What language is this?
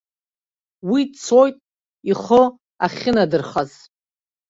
Abkhazian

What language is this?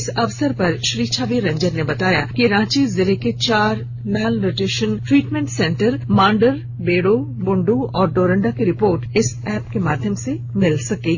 Hindi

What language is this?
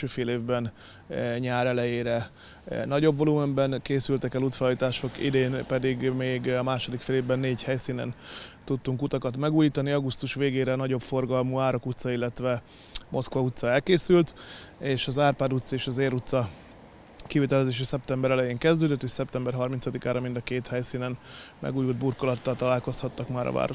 Hungarian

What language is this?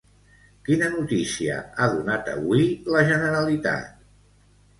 Catalan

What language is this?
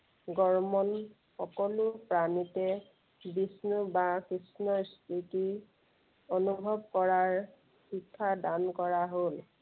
Assamese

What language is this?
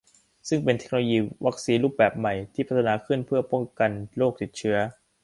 Thai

